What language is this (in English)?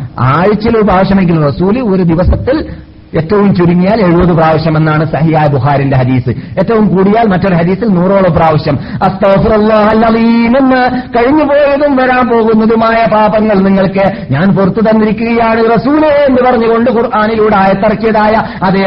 Malayalam